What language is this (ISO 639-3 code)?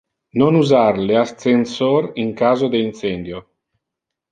ina